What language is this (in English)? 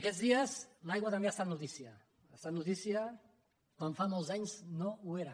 Catalan